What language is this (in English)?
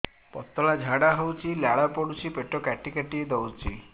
Odia